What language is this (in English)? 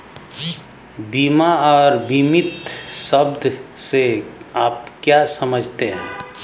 Hindi